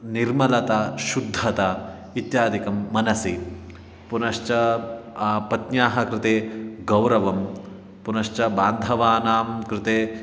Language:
Sanskrit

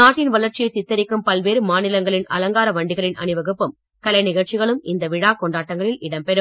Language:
Tamil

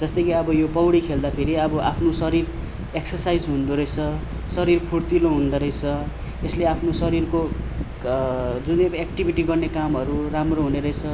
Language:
Nepali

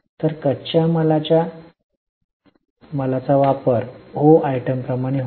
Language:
Marathi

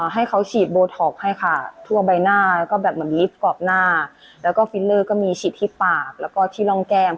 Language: Thai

